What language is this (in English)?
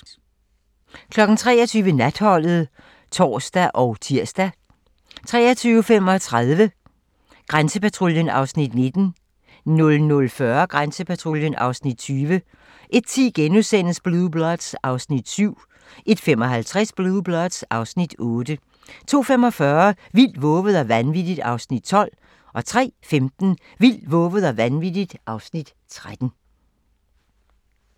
Danish